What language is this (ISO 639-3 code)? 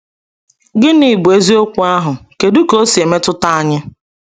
ibo